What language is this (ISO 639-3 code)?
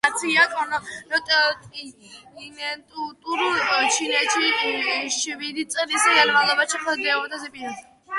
kat